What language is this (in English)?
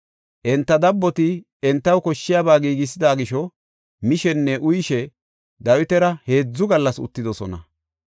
Gofa